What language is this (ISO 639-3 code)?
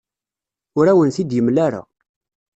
kab